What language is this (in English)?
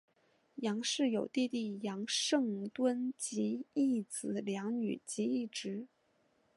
Chinese